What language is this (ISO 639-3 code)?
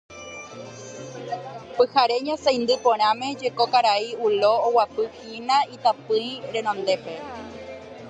grn